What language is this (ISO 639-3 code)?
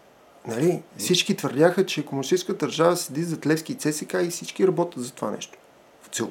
bul